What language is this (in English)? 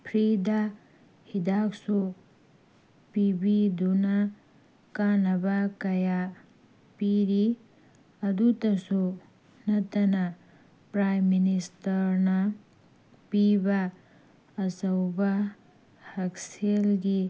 Manipuri